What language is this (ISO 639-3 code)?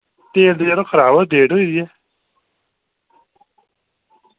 doi